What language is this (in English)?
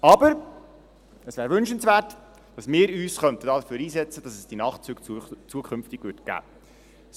Swiss German